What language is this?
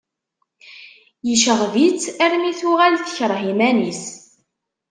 Kabyle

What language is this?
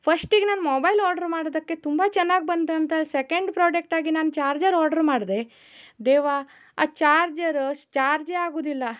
Kannada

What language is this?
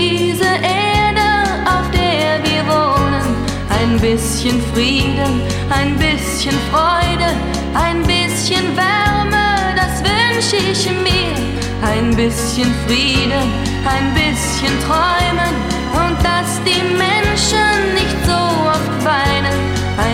Turkish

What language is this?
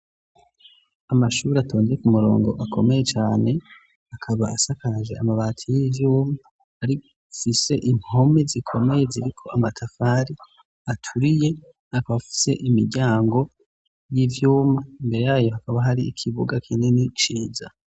Rundi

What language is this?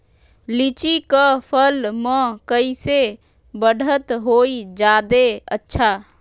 Magahi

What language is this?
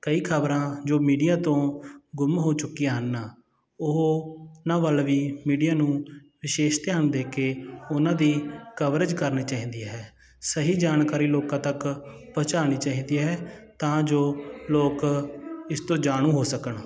Punjabi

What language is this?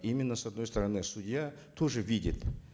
Kazakh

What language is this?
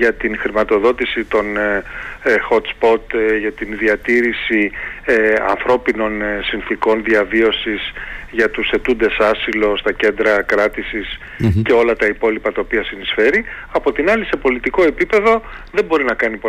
Greek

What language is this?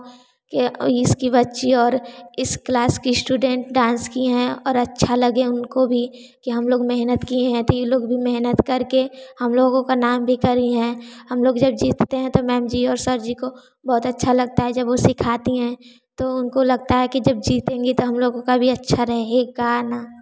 Hindi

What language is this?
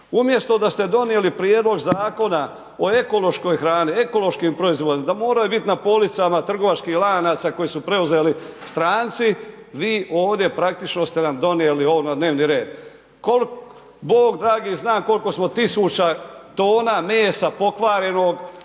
Croatian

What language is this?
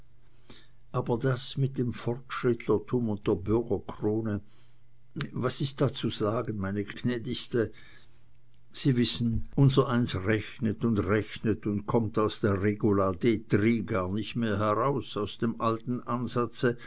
German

